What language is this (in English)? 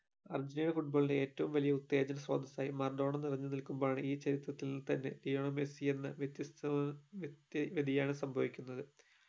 Malayalam